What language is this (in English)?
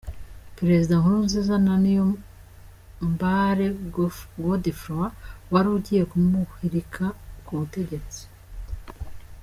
Kinyarwanda